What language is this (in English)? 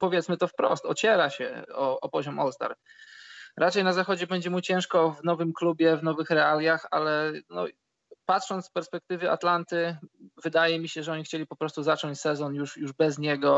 Polish